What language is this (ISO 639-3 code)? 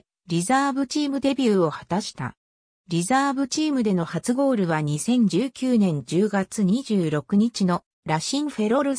jpn